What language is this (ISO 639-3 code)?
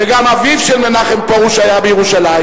heb